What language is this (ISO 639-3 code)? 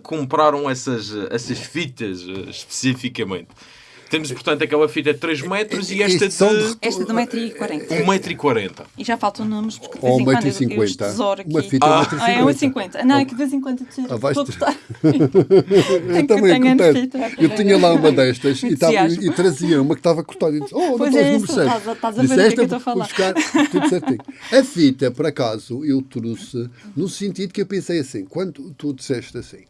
por